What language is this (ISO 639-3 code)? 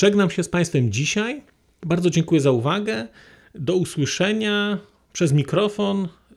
pol